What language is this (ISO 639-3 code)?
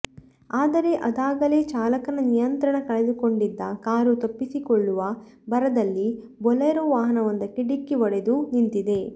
kan